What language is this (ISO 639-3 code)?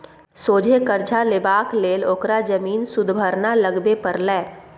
mai